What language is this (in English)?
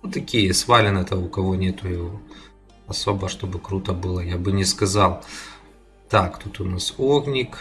Russian